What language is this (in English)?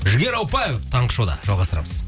Kazakh